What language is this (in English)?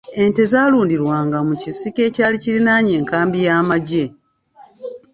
Ganda